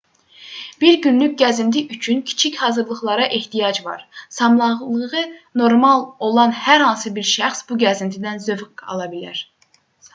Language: Azerbaijani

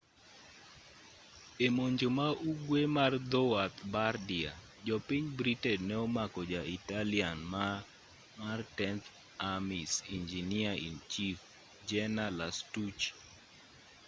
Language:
Luo (Kenya and Tanzania)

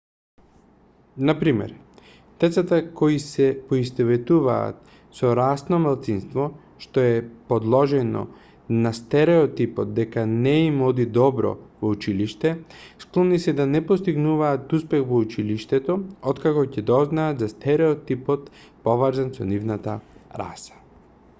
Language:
Macedonian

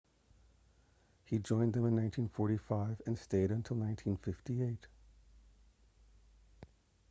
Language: English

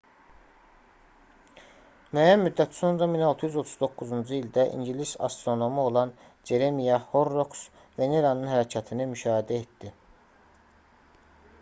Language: Azerbaijani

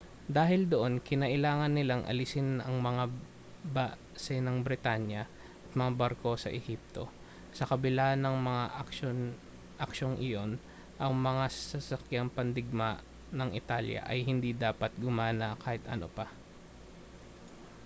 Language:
Filipino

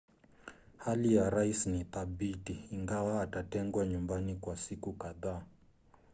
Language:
Swahili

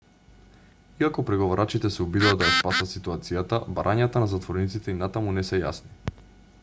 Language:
Macedonian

